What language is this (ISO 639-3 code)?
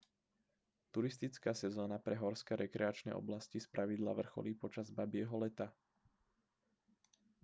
slk